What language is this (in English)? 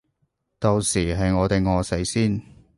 Cantonese